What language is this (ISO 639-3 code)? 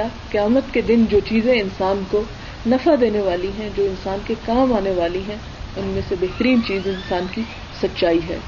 urd